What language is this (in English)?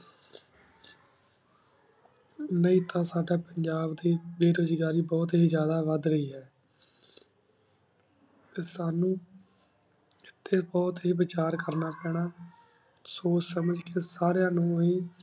Punjabi